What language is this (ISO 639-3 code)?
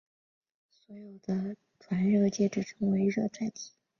zho